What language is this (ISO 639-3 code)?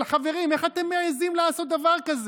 heb